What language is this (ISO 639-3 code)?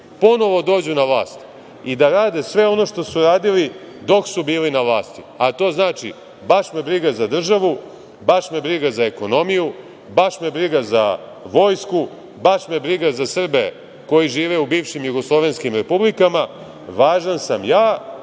srp